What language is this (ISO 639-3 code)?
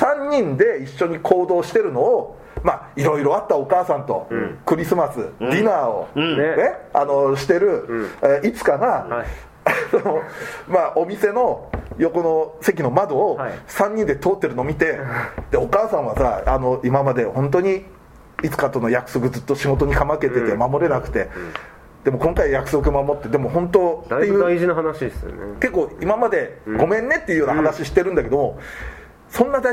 jpn